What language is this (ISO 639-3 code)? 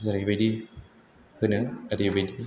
brx